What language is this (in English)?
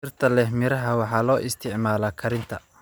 Somali